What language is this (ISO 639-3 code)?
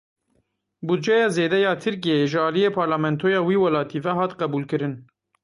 kur